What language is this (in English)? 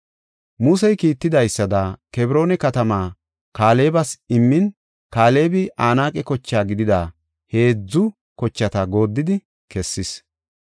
Gofa